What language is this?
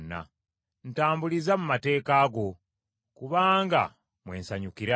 Ganda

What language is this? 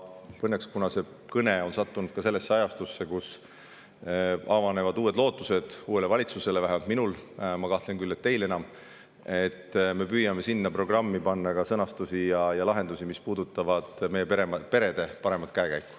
Estonian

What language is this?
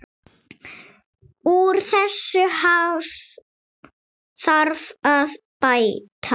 Icelandic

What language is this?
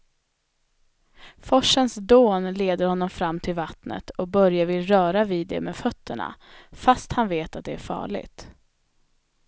Swedish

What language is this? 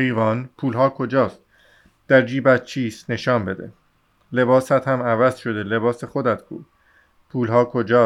Persian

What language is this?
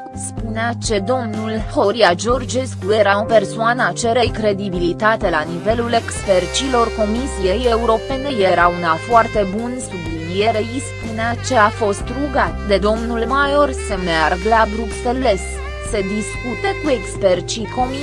Romanian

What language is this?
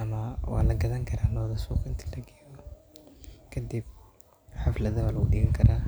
Somali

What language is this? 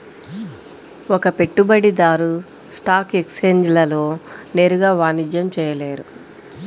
Telugu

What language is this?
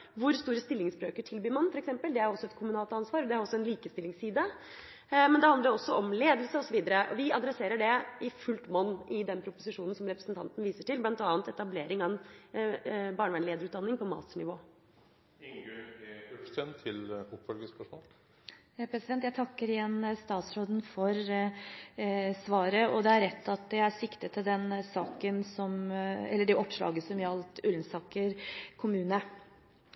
Norwegian Bokmål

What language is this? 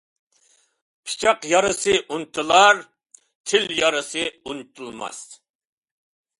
Uyghur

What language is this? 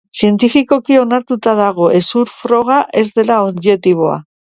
Basque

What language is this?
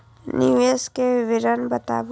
Maithili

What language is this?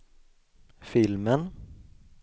Swedish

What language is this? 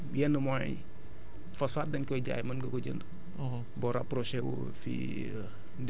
Wolof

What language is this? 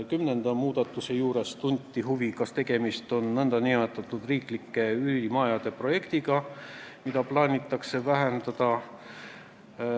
Estonian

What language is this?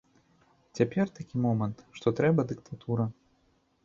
Belarusian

